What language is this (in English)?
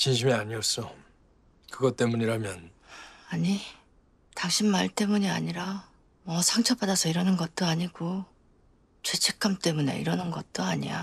Korean